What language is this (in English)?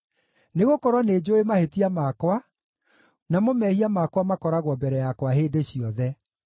Kikuyu